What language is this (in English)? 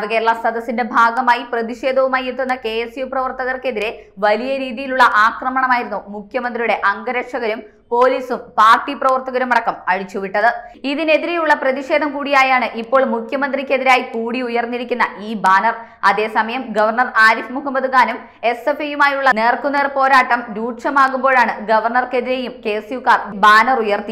Malayalam